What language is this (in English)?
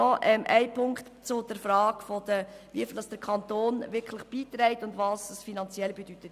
Swiss German